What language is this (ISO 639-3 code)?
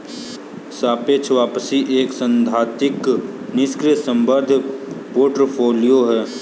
hin